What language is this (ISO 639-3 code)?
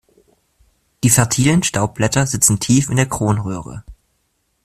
deu